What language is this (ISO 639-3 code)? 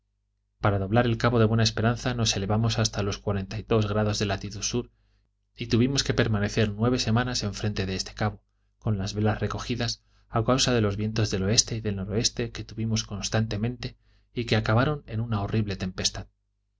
spa